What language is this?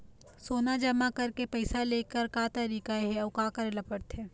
Chhattisgarhi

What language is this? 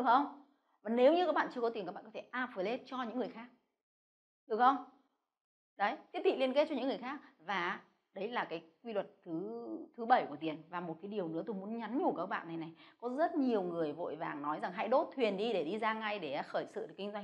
Vietnamese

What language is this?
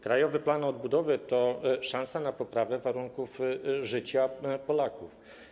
Polish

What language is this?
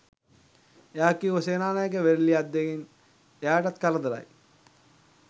Sinhala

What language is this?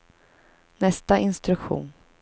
Swedish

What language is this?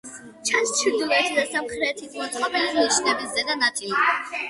Georgian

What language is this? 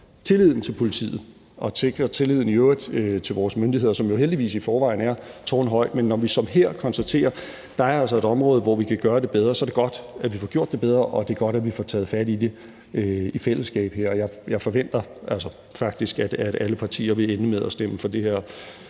Danish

